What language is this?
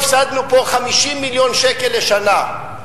Hebrew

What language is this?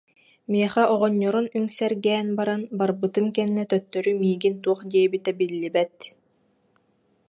Yakut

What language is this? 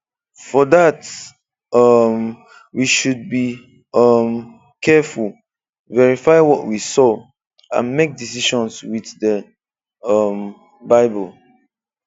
Igbo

